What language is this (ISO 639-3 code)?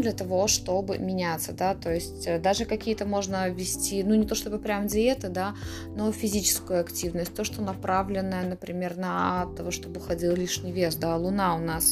rus